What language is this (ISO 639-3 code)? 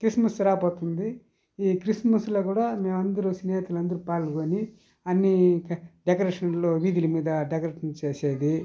tel